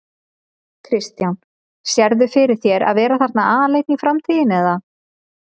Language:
Icelandic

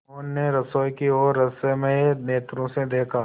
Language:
Hindi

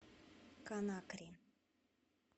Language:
Russian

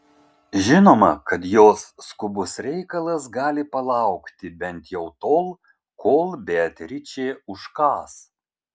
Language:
Lithuanian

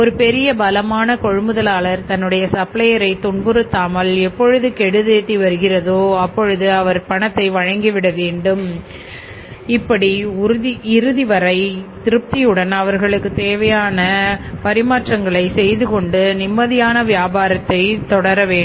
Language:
Tamil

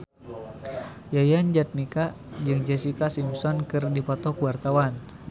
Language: Sundanese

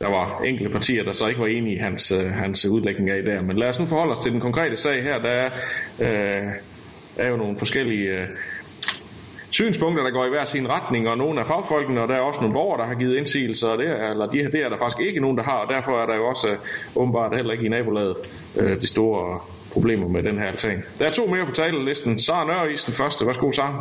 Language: Danish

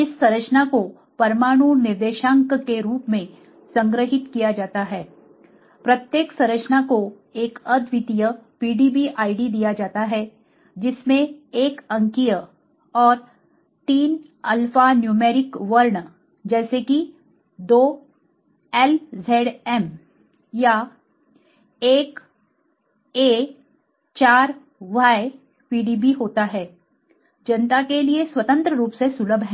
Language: Hindi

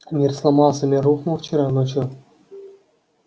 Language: Russian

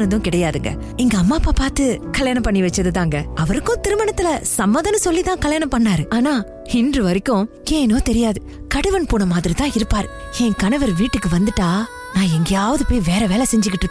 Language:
Tamil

